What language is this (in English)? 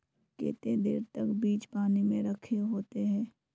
Magahi